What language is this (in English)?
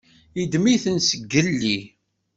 Kabyle